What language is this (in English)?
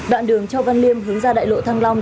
Vietnamese